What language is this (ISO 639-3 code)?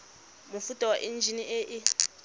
tsn